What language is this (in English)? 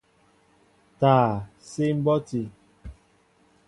Mbo (Cameroon)